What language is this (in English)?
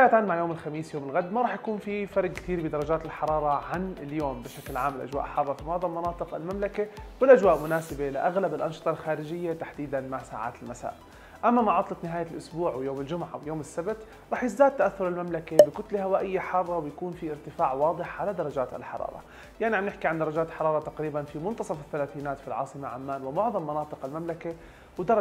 Arabic